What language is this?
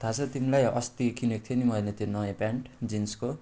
Nepali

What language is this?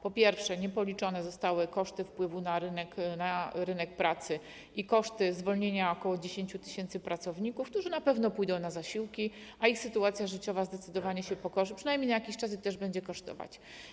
Polish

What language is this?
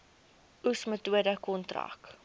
Afrikaans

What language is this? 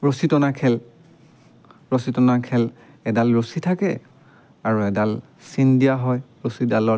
Assamese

